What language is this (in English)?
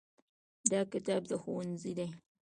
Pashto